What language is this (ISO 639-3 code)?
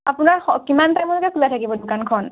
asm